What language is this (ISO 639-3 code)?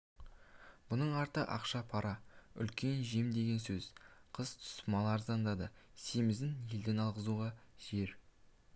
kaz